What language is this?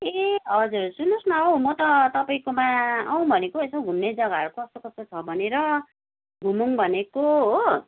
Nepali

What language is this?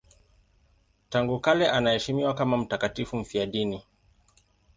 Swahili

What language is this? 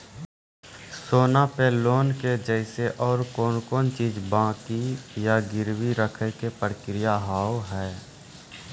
Maithili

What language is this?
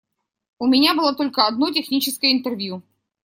Russian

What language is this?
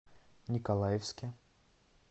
Russian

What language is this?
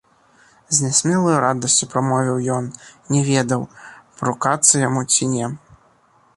Belarusian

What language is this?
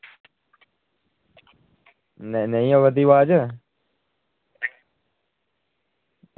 Dogri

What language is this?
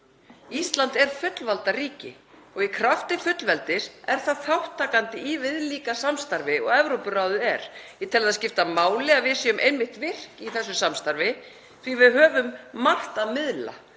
Icelandic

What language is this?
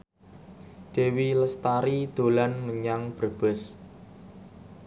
Javanese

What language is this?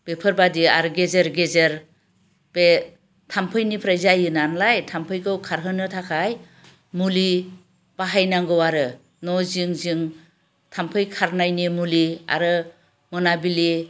Bodo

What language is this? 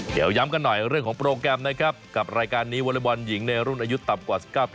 Thai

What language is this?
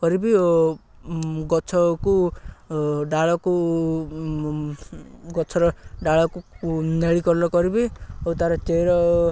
Odia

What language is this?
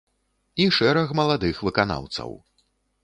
Belarusian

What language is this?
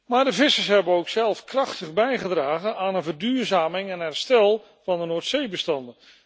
Dutch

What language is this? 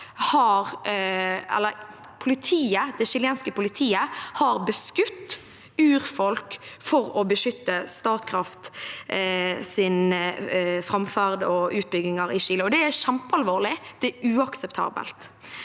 Norwegian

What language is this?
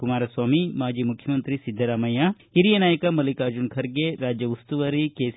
Kannada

